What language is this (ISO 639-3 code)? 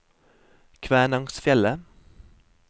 nor